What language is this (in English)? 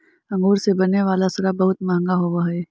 Magahi